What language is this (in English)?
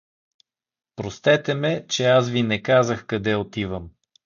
Bulgarian